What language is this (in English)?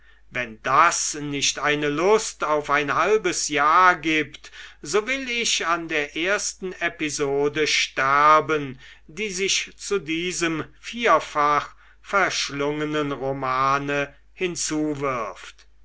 German